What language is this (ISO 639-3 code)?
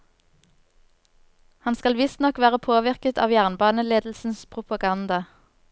nor